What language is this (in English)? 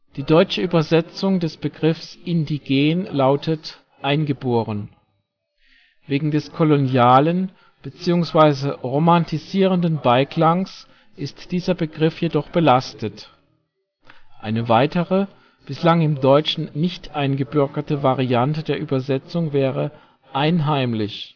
German